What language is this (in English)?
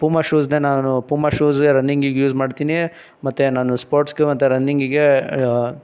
Kannada